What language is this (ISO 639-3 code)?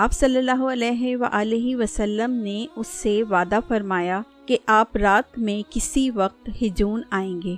urd